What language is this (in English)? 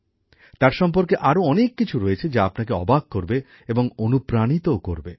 Bangla